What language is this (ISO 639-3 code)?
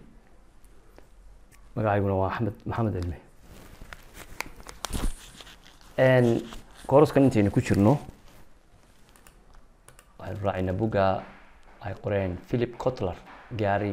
ara